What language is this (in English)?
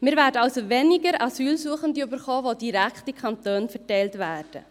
Swiss German